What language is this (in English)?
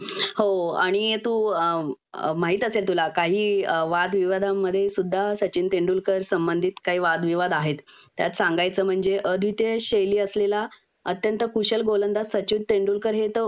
Marathi